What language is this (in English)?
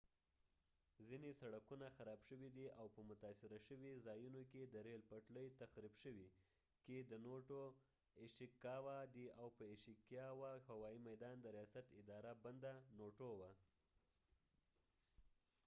Pashto